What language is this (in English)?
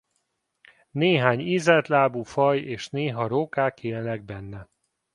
Hungarian